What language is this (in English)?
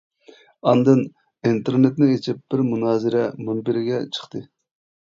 Uyghur